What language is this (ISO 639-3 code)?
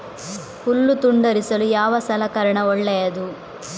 kan